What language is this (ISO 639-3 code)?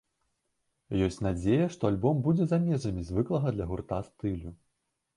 bel